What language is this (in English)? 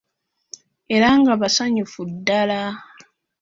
Ganda